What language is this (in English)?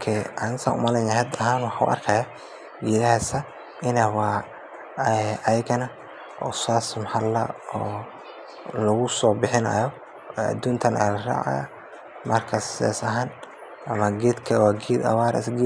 Somali